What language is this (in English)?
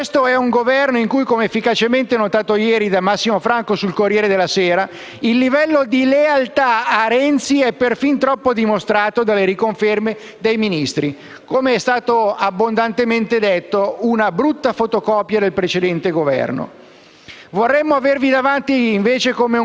Italian